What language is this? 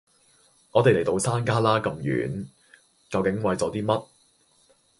Cantonese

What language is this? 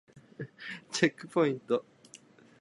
Japanese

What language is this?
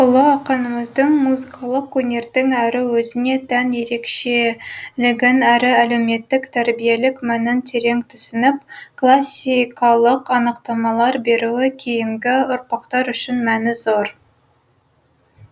Kazakh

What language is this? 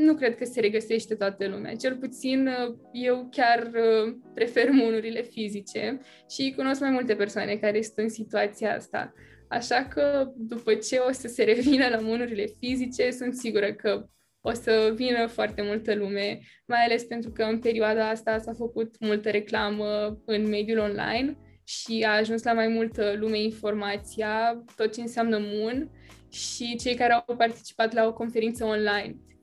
Romanian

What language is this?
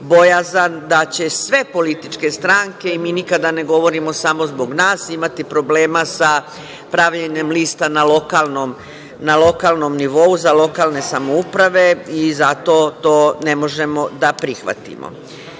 Serbian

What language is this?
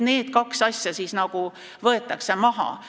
Estonian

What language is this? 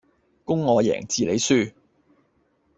Cantonese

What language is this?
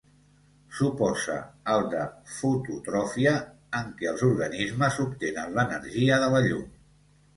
Catalan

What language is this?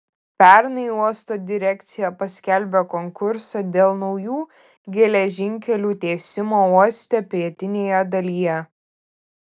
Lithuanian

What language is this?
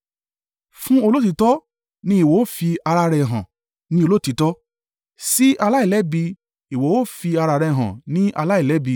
Yoruba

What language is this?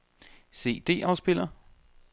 Danish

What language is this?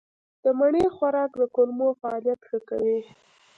Pashto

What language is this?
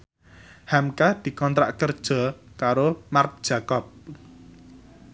Javanese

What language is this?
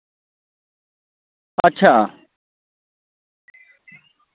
Dogri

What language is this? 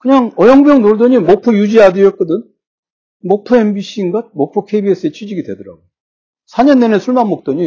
Korean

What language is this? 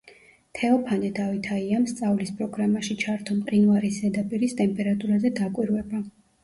Georgian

